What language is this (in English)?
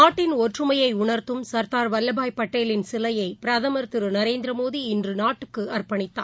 Tamil